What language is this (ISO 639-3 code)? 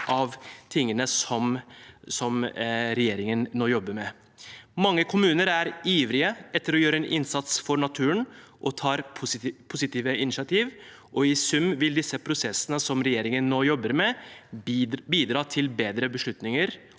nor